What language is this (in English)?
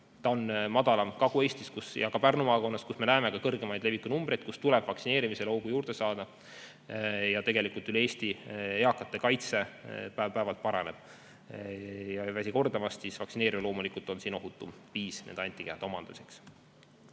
Estonian